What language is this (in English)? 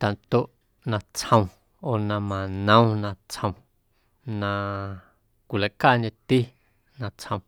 Guerrero Amuzgo